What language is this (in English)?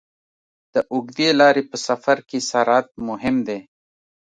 Pashto